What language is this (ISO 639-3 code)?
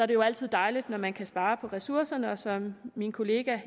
dan